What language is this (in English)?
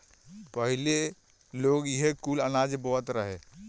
Bhojpuri